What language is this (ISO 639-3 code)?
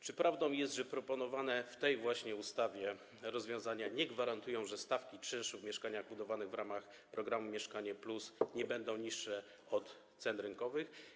pol